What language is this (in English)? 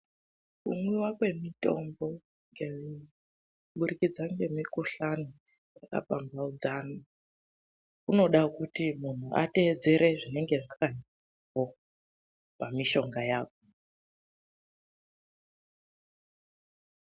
Ndau